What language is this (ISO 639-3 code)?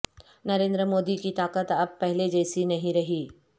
urd